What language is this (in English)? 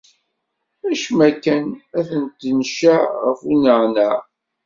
Kabyle